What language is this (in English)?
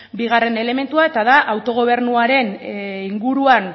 Basque